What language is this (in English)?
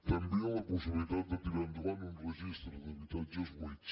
Catalan